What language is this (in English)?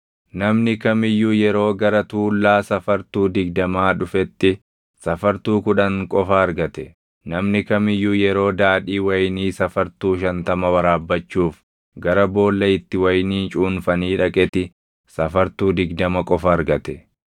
Oromo